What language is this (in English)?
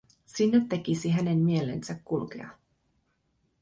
Finnish